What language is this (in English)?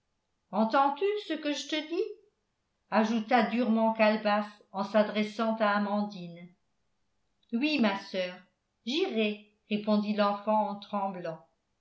French